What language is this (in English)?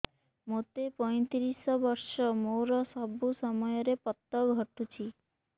Odia